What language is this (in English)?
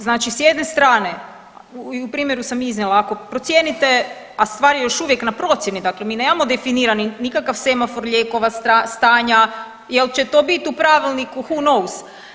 Croatian